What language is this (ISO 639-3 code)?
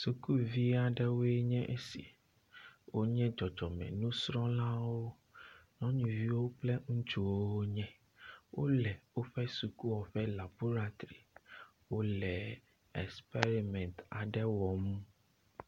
ewe